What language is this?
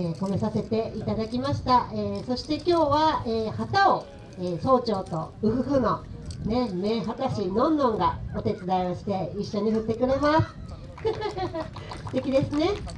Japanese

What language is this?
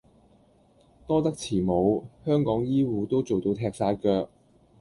Cantonese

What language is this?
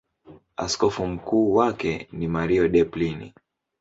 Swahili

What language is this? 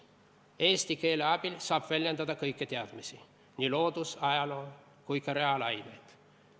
Estonian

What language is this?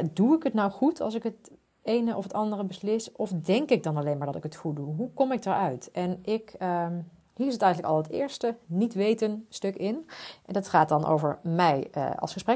Dutch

